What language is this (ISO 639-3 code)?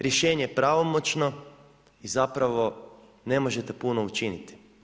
hrv